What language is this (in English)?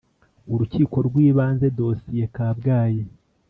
Kinyarwanda